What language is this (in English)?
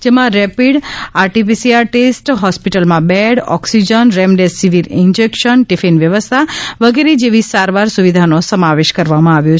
Gujarati